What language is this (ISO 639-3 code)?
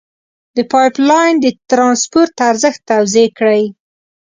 pus